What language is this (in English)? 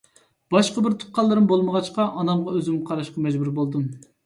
Uyghur